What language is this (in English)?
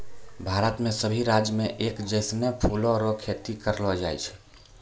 Maithili